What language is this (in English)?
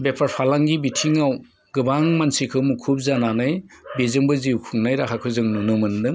Bodo